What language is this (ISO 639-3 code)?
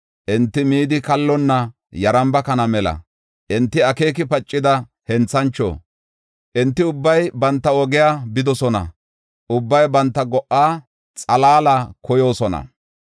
gof